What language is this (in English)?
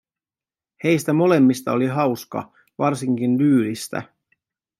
Finnish